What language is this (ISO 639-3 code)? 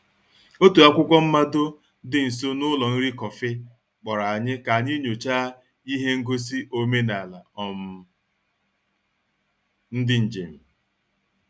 ibo